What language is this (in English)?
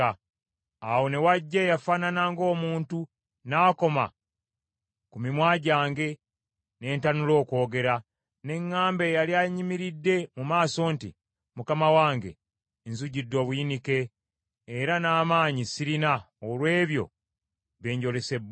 Ganda